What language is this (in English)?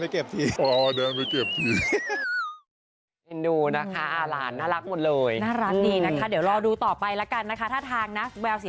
Thai